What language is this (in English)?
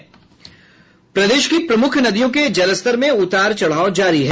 Hindi